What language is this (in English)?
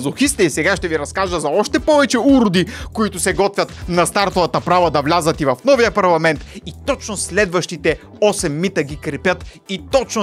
Bulgarian